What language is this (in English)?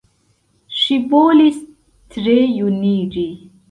Esperanto